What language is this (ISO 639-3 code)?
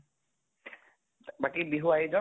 asm